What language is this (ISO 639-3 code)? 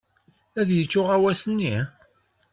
kab